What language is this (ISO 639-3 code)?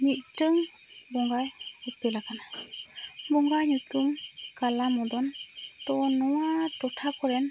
sat